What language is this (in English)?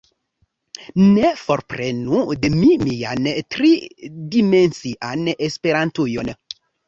Esperanto